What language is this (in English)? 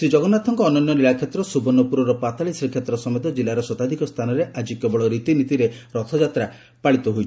Odia